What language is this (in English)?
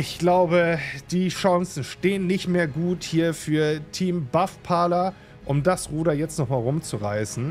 German